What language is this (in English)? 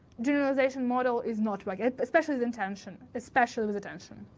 English